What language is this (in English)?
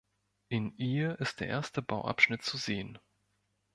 German